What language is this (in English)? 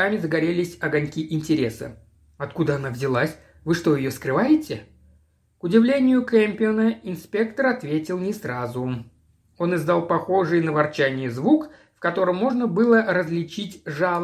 Russian